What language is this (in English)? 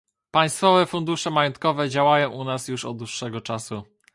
Polish